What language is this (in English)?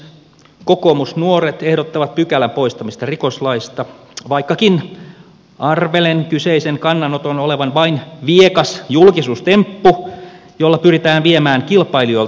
Finnish